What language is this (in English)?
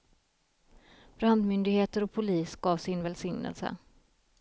Swedish